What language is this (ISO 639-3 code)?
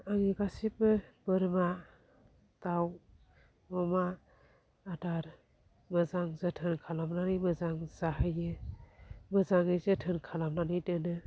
brx